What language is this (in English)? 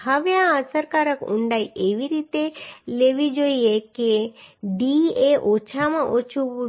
Gujarati